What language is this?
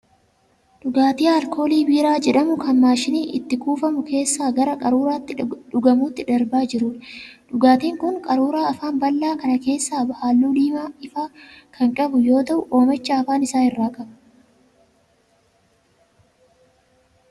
Oromo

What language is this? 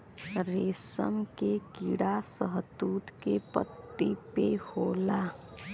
Bhojpuri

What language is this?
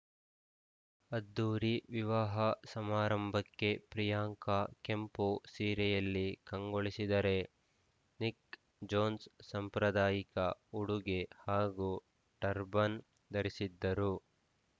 Kannada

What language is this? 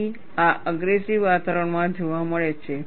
Gujarati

